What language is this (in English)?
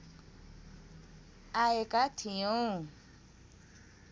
Nepali